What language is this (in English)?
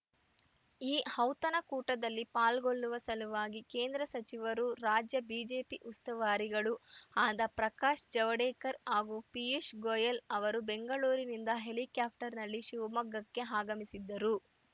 Kannada